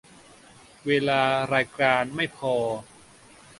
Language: Thai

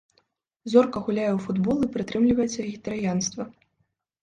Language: Belarusian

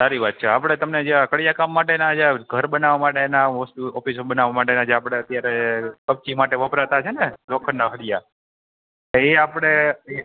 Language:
Gujarati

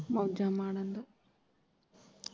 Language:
Punjabi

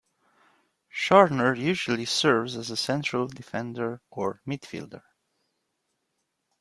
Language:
English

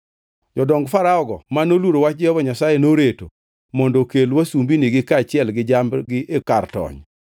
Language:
Luo (Kenya and Tanzania)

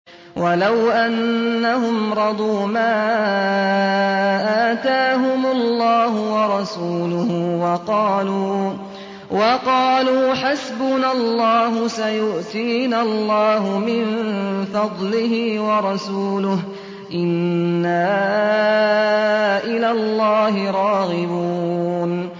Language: Arabic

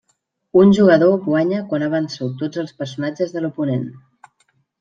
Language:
Catalan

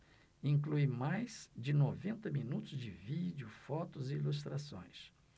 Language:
Portuguese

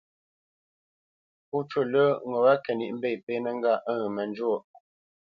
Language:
Bamenyam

